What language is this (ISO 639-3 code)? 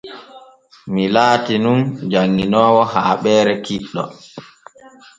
fue